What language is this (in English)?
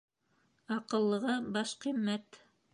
Bashkir